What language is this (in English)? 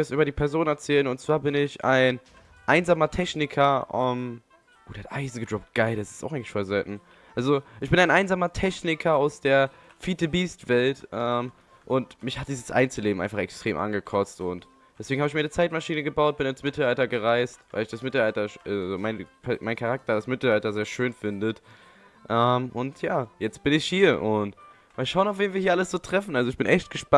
German